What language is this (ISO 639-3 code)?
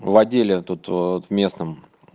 rus